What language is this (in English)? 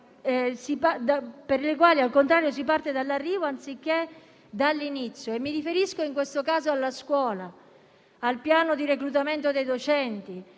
Italian